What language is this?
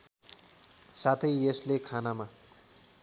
Nepali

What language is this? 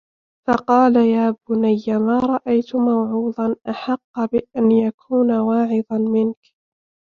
Arabic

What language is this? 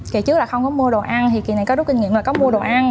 Vietnamese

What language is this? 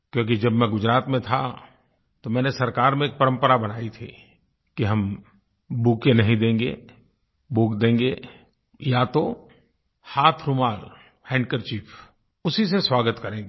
Hindi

